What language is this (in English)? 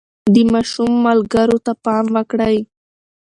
Pashto